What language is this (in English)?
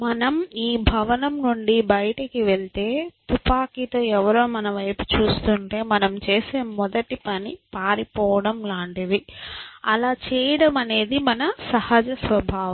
Telugu